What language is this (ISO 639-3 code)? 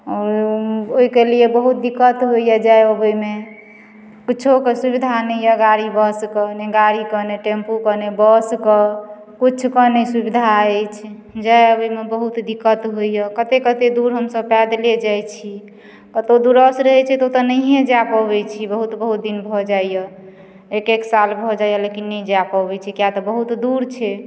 mai